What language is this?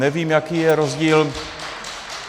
Czech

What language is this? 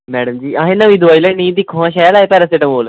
Dogri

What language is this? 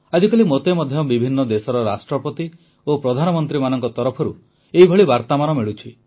Odia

